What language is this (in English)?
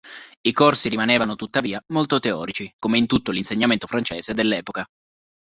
Italian